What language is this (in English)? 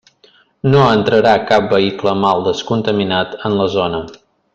Catalan